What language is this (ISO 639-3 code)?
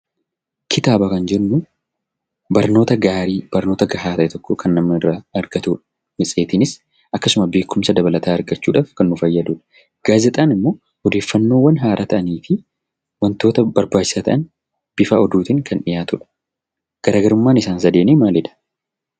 orm